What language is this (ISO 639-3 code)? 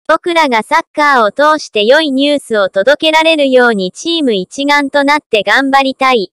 jpn